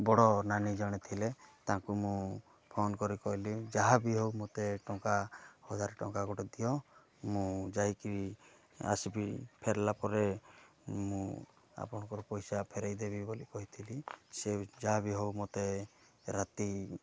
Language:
Odia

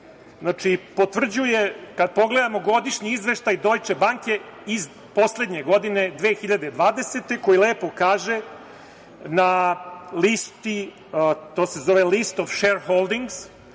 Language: Serbian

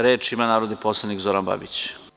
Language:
Serbian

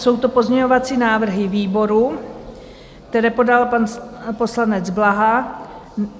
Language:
Czech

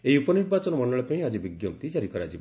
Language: Odia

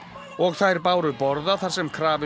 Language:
Icelandic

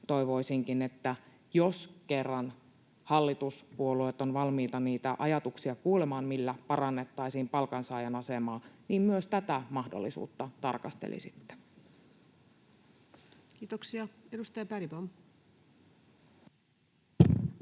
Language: Finnish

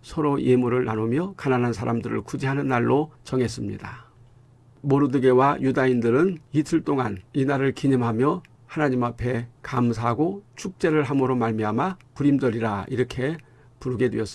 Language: Korean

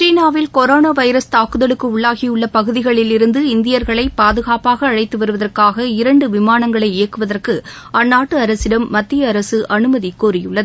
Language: Tamil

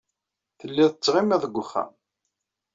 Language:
Kabyle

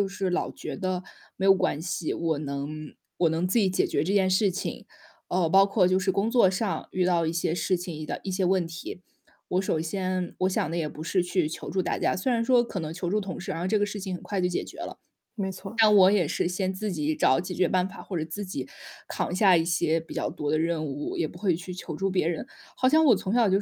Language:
Chinese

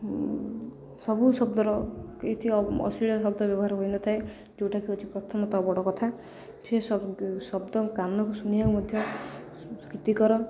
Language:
Odia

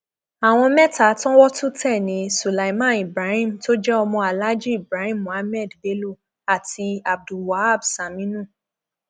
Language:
Yoruba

